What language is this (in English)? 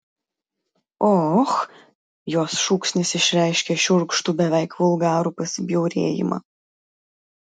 Lithuanian